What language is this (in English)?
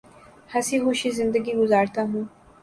Urdu